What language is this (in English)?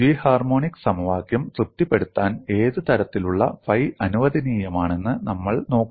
Malayalam